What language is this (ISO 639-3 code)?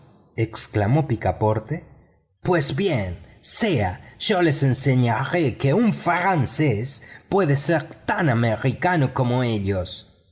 spa